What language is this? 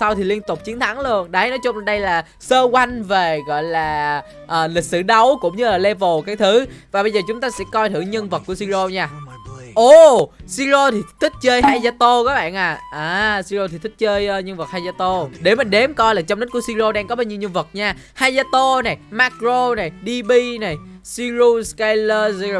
Vietnamese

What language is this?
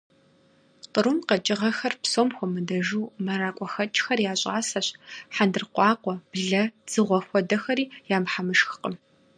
Kabardian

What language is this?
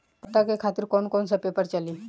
Bhojpuri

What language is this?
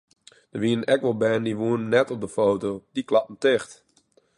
Western Frisian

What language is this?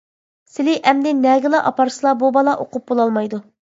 Uyghur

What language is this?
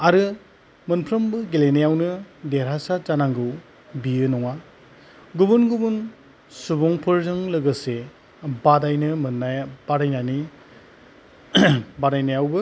Bodo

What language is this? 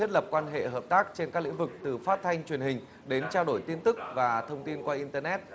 Vietnamese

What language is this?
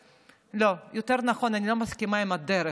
Hebrew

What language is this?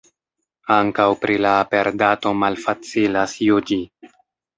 Esperanto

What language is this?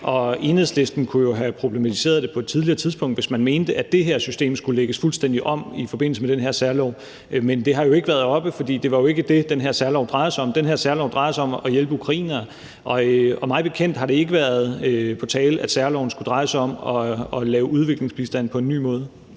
Danish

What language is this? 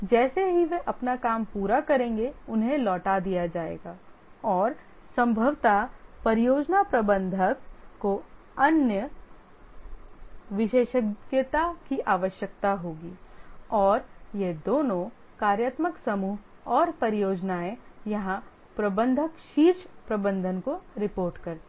Hindi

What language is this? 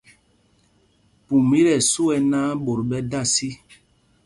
Mpumpong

